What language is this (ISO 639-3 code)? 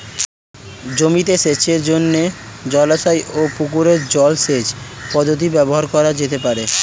ben